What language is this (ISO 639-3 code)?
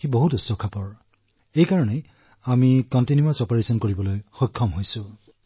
asm